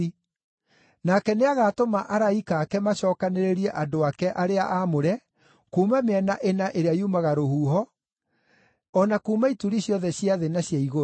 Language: Kikuyu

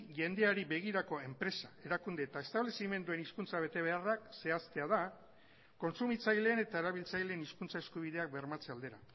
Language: Basque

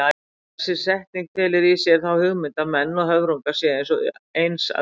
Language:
Icelandic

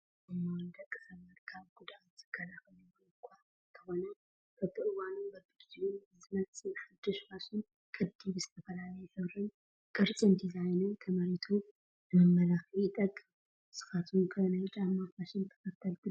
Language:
Tigrinya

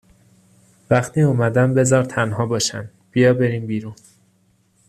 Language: Persian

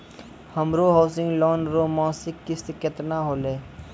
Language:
Maithili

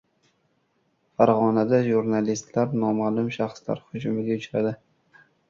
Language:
Uzbek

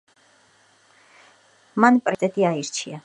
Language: Georgian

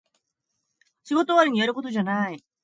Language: Japanese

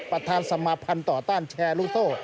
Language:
Thai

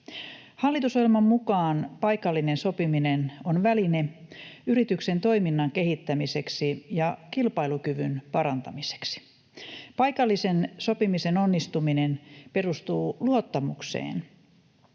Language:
Finnish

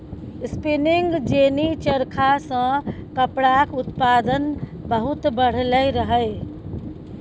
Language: Maithili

